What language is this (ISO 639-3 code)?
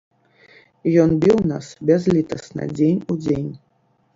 bel